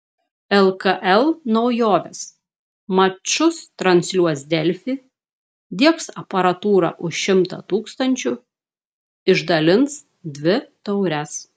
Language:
Lithuanian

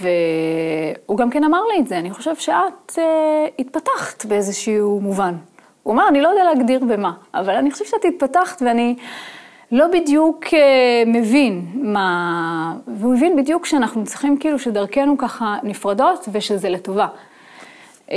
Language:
Hebrew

